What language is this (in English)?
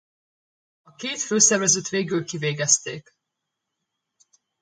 Hungarian